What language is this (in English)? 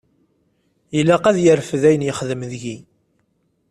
Kabyle